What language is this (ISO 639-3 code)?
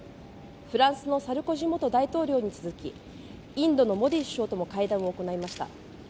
jpn